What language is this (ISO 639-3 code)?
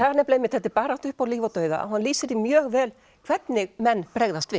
isl